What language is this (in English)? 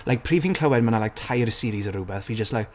Welsh